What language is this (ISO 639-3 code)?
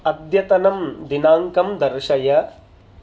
san